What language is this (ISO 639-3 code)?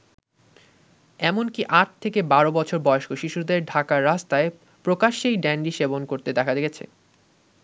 ben